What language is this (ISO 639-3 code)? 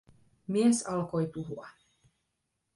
fin